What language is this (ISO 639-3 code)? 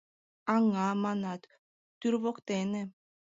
chm